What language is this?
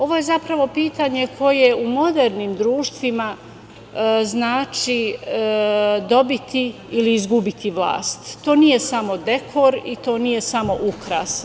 Serbian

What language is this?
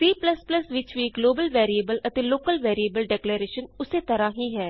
Punjabi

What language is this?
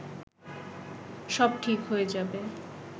Bangla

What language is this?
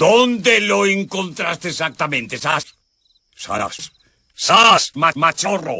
Spanish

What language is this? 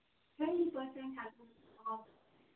Kashmiri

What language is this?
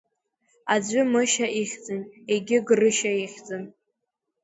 Abkhazian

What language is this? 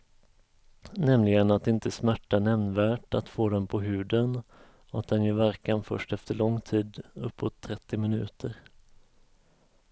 Swedish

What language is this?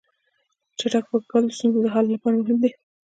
Pashto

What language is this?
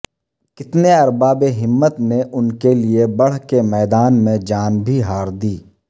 Urdu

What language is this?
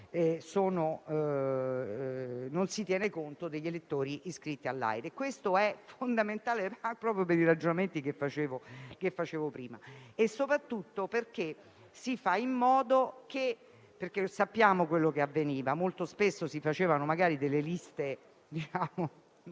Italian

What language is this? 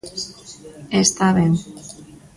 Galician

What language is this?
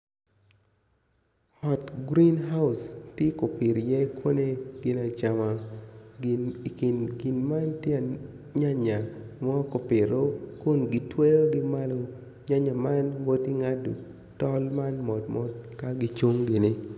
Acoli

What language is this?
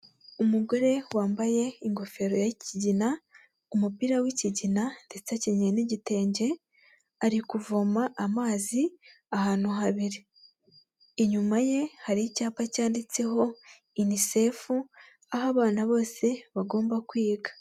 Kinyarwanda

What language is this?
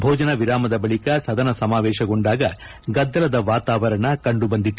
Kannada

